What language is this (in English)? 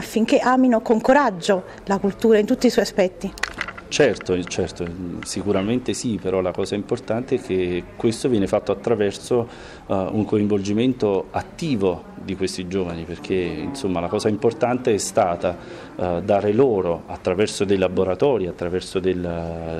Italian